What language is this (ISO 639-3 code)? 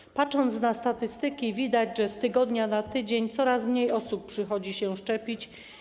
pol